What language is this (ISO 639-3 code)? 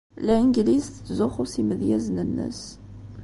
kab